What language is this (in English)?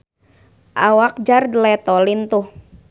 Sundanese